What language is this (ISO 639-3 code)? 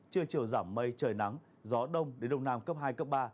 vie